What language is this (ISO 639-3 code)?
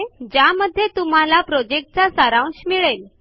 mar